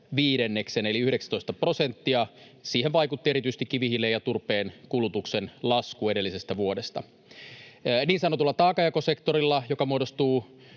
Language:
Finnish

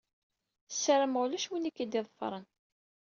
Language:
Kabyle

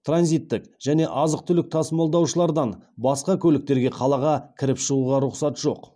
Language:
Kazakh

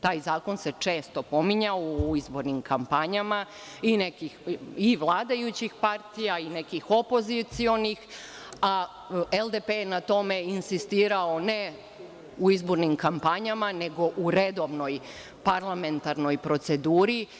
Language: Serbian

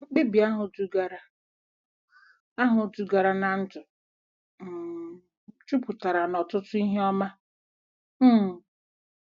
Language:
Igbo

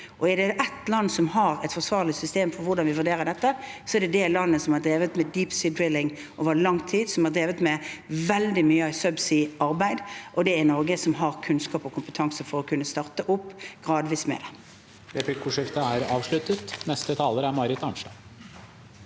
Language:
Norwegian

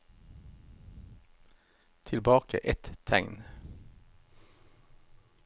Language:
Norwegian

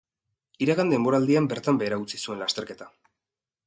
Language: Basque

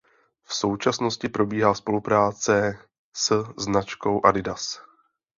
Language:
Czech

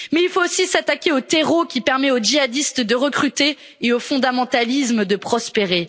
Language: French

